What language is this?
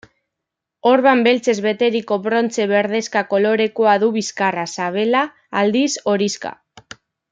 Basque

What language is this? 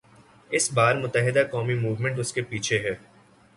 Urdu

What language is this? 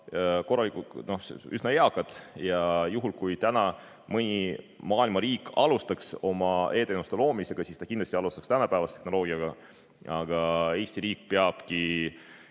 Estonian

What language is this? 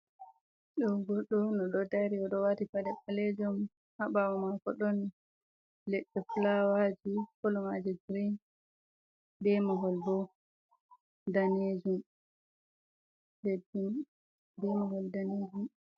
Fula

